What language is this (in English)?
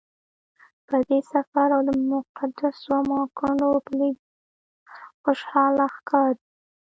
Pashto